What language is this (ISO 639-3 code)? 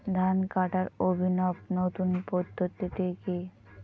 ben